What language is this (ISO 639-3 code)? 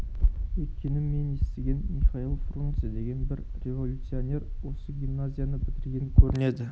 kaz